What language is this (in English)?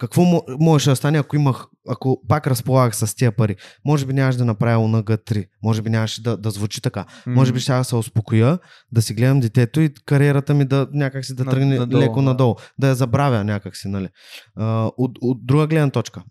Bulgarian